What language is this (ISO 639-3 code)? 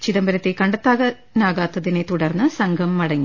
mal